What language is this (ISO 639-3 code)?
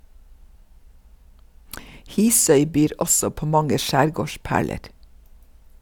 nor